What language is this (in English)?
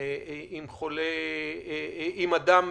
Hebrew